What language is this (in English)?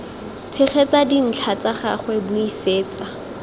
Tswana